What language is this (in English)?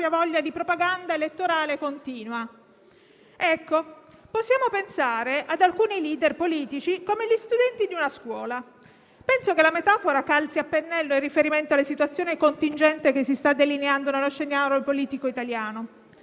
Italian